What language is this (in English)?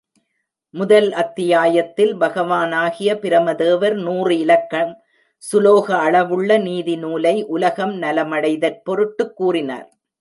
Tamil